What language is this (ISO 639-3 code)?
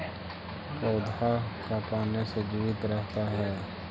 mag